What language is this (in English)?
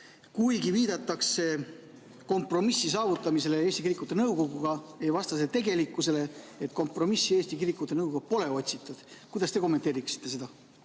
Estonian